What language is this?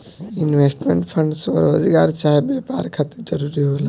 Bhojpuri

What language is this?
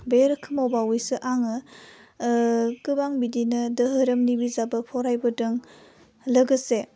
Bodo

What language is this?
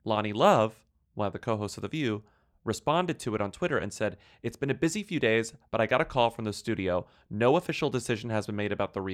English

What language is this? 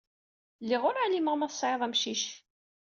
Kabyle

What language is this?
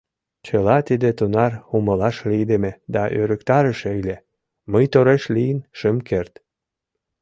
Mari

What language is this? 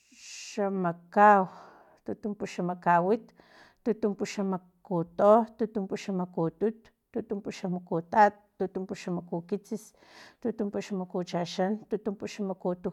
Filomena Mata-Coahuitlán Totonac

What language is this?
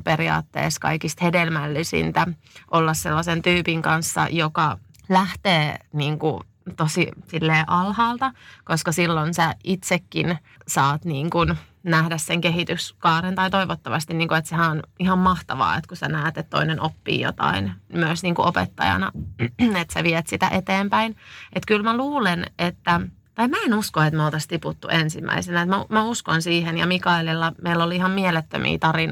Finnish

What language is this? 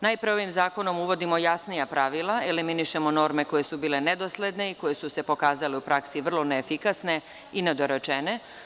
Serbian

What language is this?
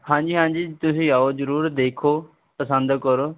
Punjabi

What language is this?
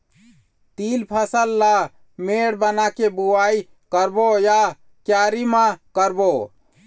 Chhattisgarhi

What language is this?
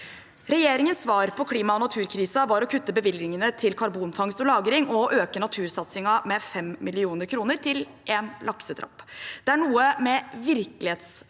Norwegian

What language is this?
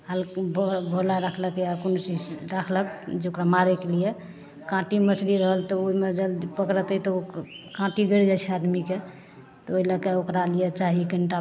Maithili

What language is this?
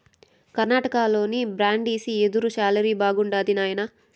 Telugu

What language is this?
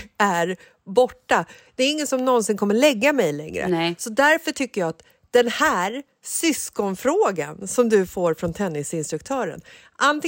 Swedish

